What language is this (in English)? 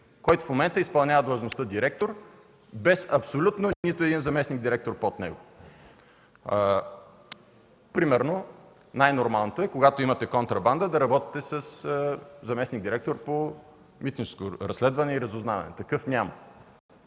Bulgarian